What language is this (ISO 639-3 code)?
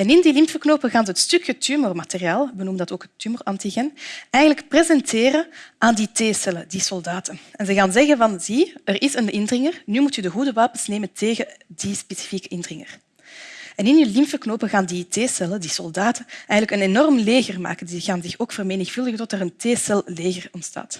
nld